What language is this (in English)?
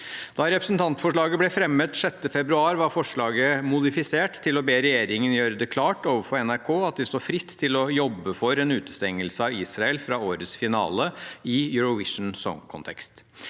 Norwegian